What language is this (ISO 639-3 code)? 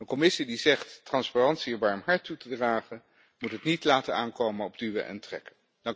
nld